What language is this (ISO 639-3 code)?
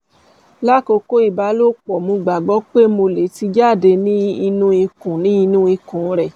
yor